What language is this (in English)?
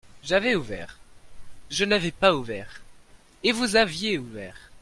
French